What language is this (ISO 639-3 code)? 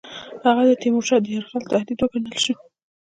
pus